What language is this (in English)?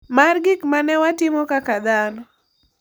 Luo (Kenya and Tanzania)